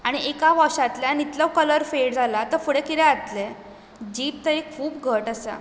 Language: Konkani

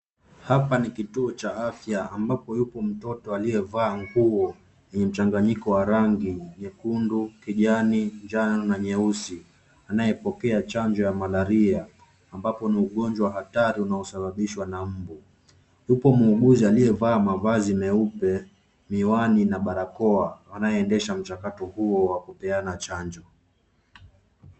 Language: Swahili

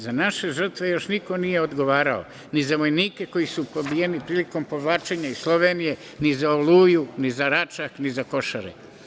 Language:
Serbian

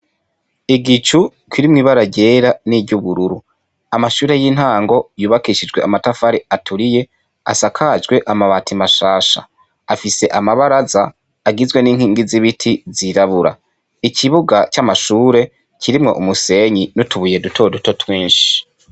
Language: Rundi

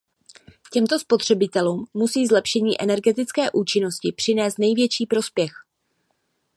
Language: Czech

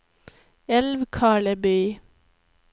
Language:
Swedish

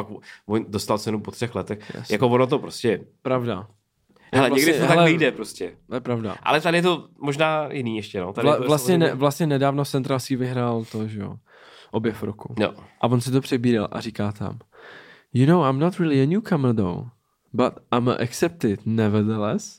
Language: Czech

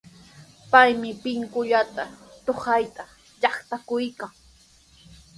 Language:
Sihuas Ancash Quechua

